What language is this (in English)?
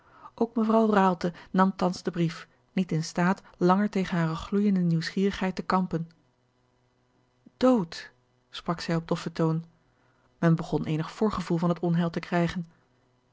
Dutch